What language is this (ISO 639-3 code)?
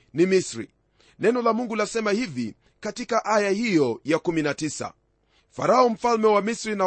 swa